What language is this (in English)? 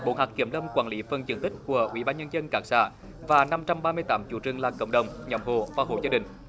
Vietnamese